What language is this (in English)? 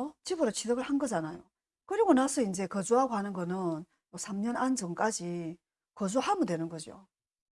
Korean